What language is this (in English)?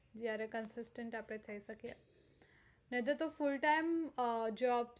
Gujarati